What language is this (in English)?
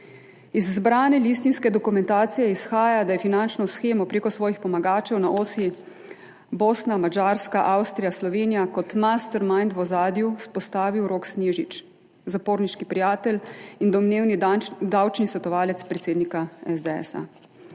Slovenian